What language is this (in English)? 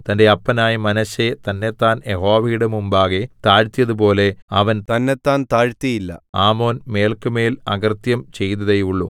Malayalam